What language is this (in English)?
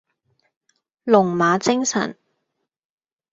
Cantonese